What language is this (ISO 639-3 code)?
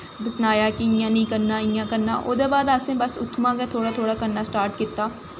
doi